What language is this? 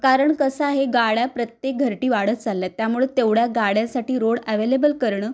Marathi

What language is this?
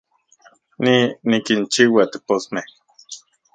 Central Puebla Nahuatl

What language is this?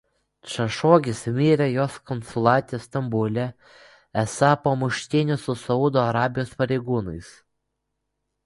Lithuanian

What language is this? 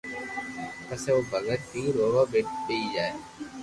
Loarki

